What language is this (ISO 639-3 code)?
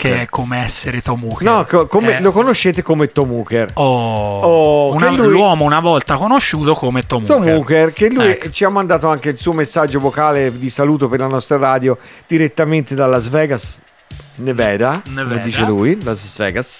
ita